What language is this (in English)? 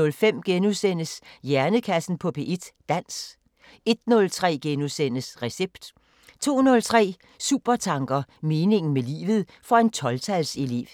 Danish